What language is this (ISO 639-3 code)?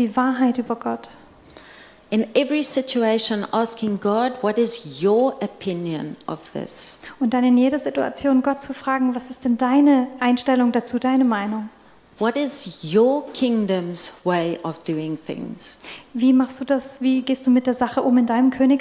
deu